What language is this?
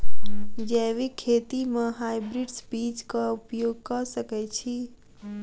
Maithili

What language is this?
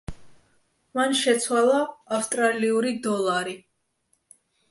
Georgian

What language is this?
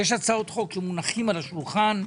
Hebrew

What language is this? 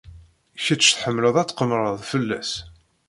Kabyle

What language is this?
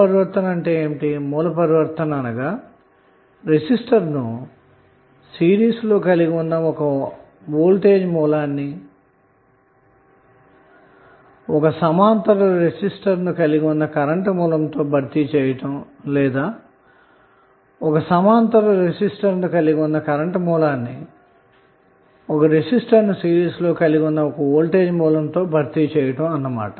Telugu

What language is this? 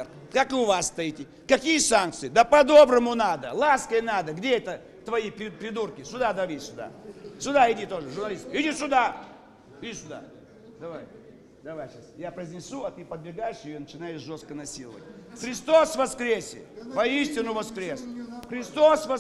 Russian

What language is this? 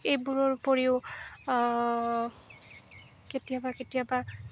Assamese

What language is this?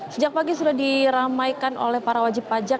Indonesian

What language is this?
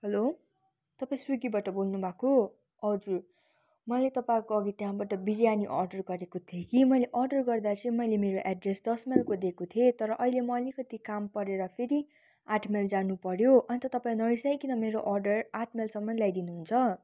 Nepali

